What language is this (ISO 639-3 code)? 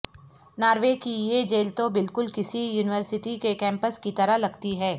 urd